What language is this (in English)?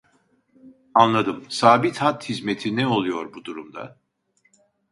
Turkish